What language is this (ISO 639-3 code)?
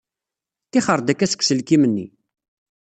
kab